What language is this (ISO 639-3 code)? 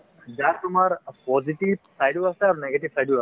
asm